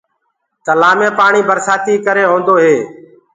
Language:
Gurgula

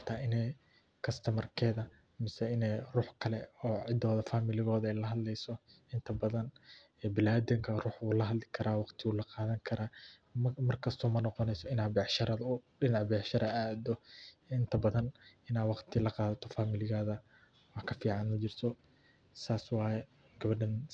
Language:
Somali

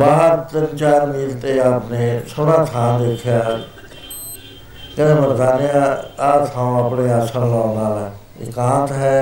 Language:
Punjabi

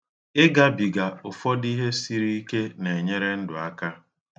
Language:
Igbo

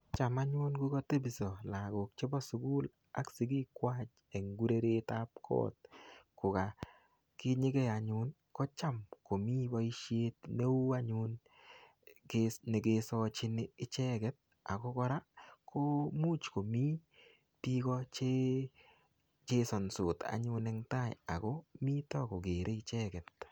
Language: Kalenjin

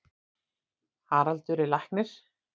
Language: Icelandic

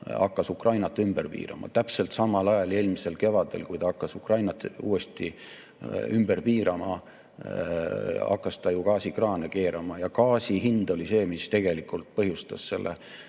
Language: Estonian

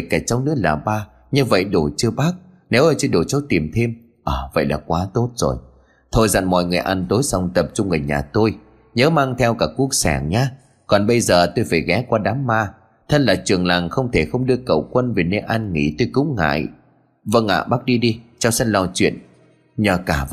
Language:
Vietnamese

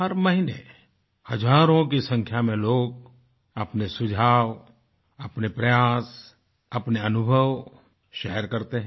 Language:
Hindi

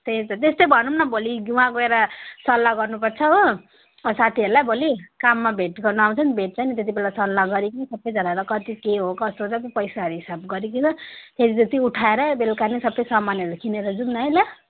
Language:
Nepali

